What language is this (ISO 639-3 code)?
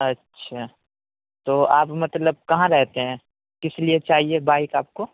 urd